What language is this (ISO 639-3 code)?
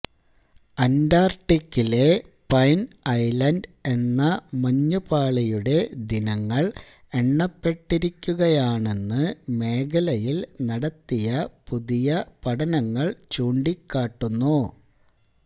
mal